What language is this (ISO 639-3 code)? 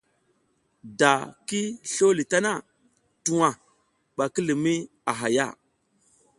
giz